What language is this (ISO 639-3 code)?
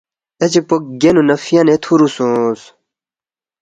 bft